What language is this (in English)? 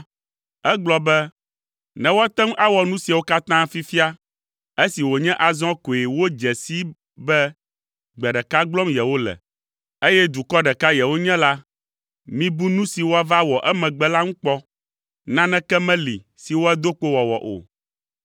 Ewe